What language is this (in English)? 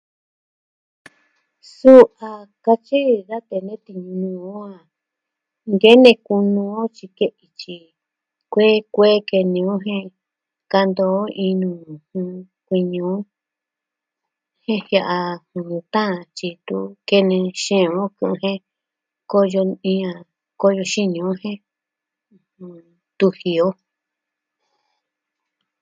Southwestern Tlaxiaco Mixtec